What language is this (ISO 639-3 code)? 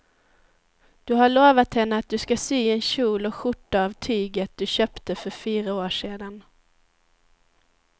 swe